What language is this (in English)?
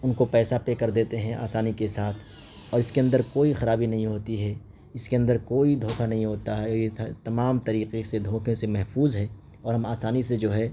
Urdu